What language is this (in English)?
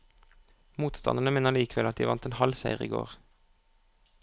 Norwegian